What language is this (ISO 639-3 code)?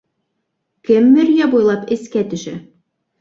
bak